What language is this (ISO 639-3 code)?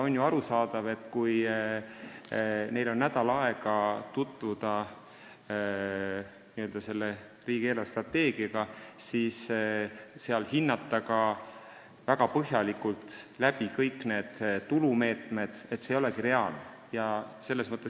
est